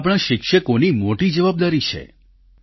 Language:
Gujarati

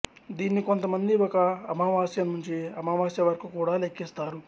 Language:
Telugu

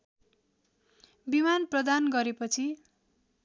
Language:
Nepali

